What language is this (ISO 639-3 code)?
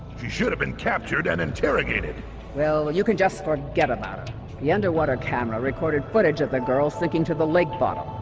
eng